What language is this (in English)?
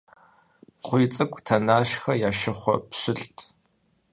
Kabardian